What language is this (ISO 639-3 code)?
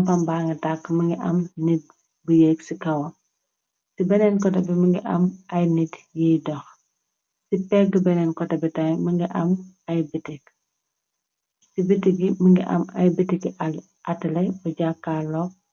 wol